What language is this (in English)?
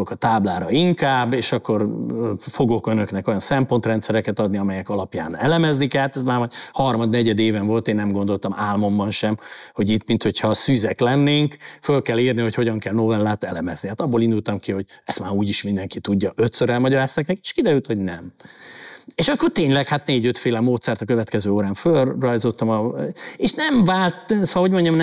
Hungarian